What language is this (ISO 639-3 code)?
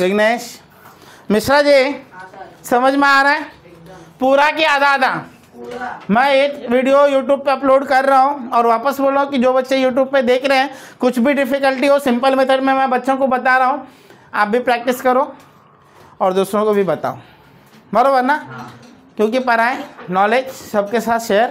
hin